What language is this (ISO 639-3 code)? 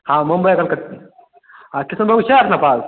mai